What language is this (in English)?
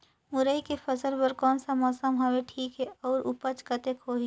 Chhattisgarhi